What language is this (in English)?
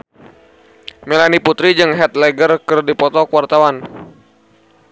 Sundanese